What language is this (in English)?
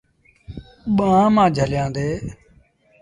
Sindhi Bhil